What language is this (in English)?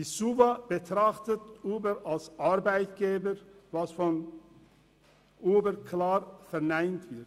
Swiss German